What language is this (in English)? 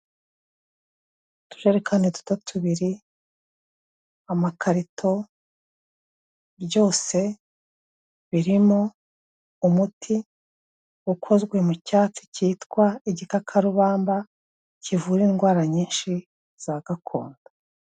Kinyarwanda